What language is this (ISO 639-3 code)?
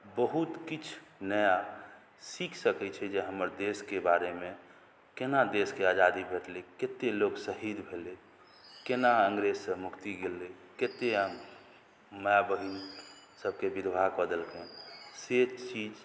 mai